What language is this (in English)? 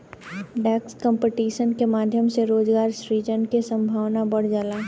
Bhojpuri